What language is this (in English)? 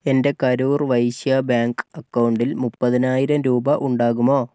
Malayalam